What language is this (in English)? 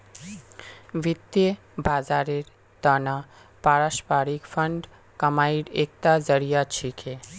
Magahi